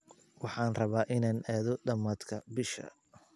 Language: Somali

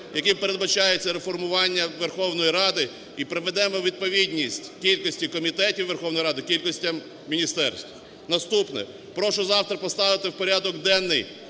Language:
Ukrainian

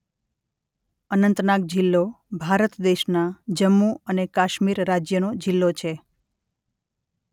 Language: Gujarati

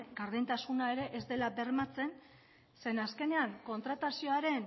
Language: Basque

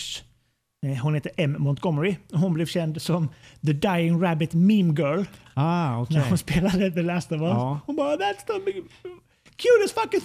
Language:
Swedish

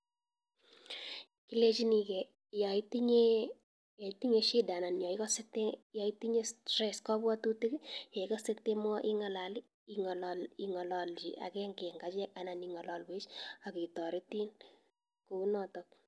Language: Kalenjin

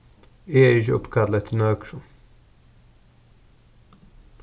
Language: Faroese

